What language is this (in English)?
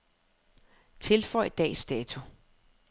Danish